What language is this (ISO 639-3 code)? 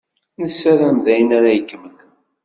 kab